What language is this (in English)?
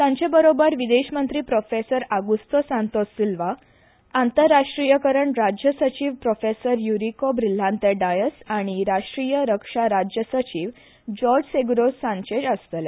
Konkani